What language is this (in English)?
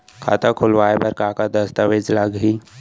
Chhattisgarhi